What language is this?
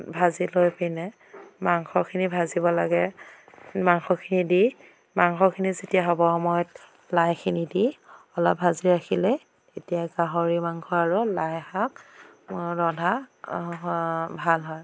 Assamese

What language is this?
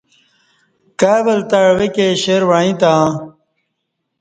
Kati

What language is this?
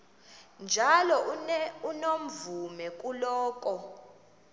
Xhosa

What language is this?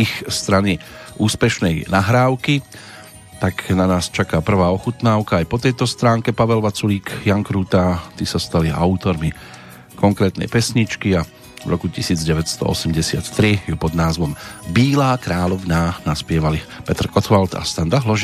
Slovak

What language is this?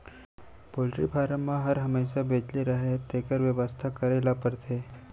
Chhattisgarhi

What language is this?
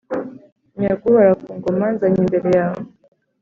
Kinyarwanda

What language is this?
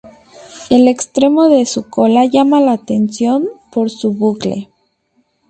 Spanish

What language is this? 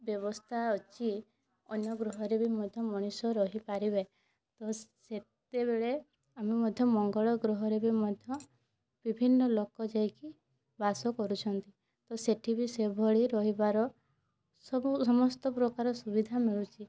Odia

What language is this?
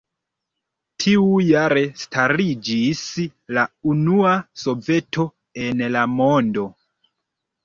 Esperanto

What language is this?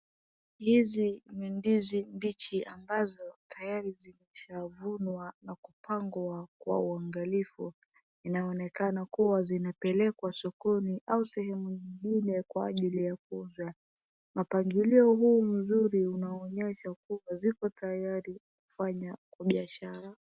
Swahili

